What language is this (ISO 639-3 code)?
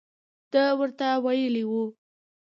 pus